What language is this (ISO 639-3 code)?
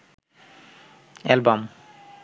ben